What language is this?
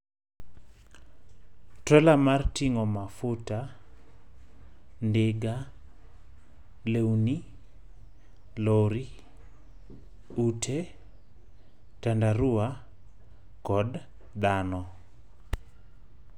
Luo (Kenya and Tanzania)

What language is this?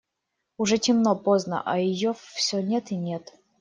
Russian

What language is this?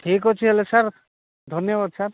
Odia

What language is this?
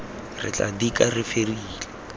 Tswana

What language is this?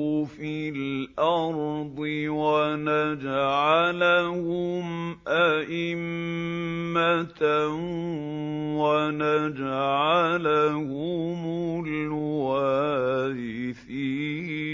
Arabic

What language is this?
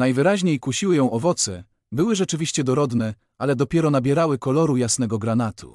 Polish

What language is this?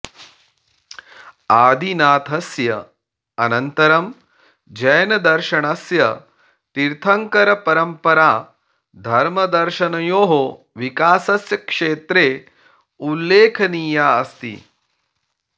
Sanskrit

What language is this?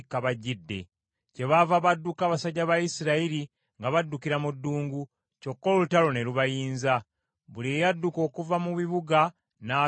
Ganda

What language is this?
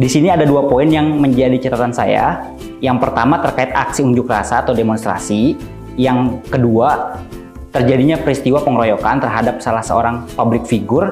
Indonesian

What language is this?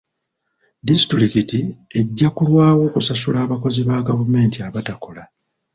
Ganda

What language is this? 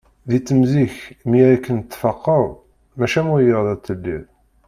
Kabyle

